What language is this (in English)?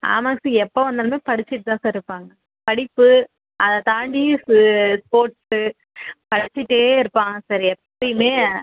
Tamil